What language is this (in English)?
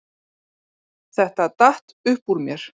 Icelandic